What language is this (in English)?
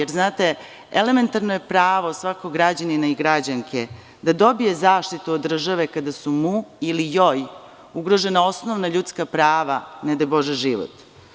Serbian